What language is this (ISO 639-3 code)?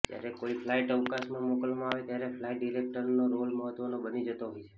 guj